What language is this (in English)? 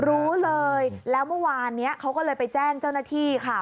Thai